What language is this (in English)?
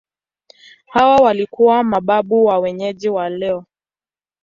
Swahili